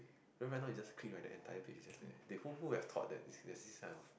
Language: English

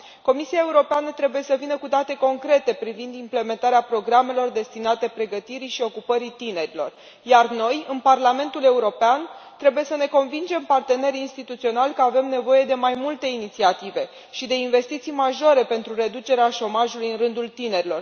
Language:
Romanian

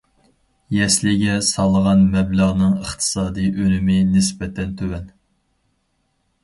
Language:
Uyghur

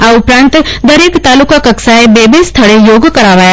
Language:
Gujarati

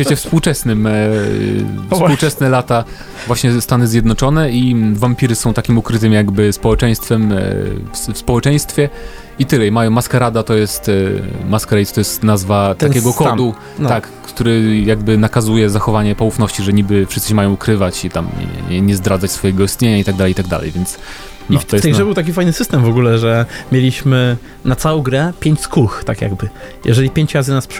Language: Polish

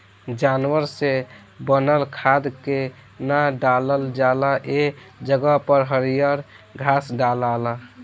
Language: Bhojpuri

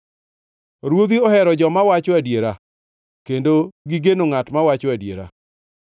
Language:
Luo (Kenya and Tanzania)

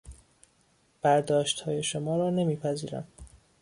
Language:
Persian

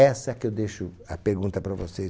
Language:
Portuguese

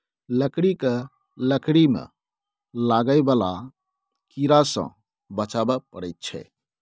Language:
Maithili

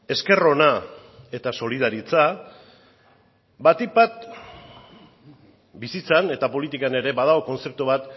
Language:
Basque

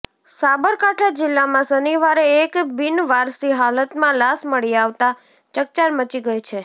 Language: Gujarati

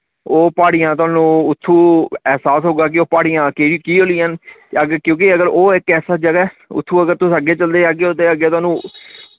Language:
Dogri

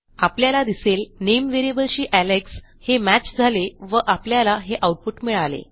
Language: Marathi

